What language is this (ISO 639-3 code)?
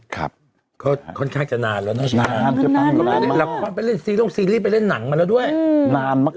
tha